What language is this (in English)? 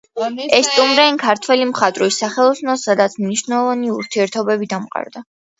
Georgian